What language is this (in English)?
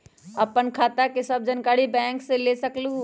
Magahi